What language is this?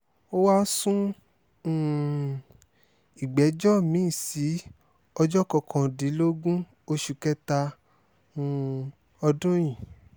Yoruba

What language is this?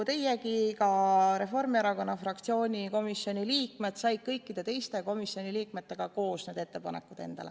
Estonian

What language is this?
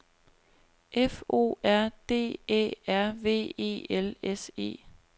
Danish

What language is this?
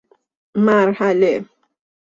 Persian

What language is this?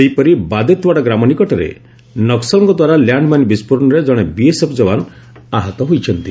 Odia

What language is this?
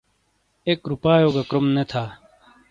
Shina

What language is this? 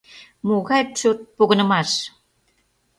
Mari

